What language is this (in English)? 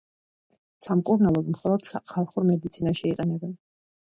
Georgian